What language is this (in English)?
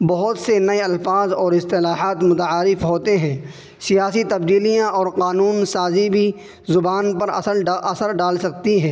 Urdu